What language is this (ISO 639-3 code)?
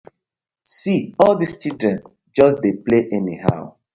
pcm